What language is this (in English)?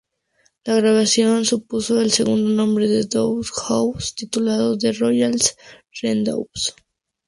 Spanish